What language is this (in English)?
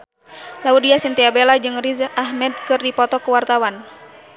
Sundanese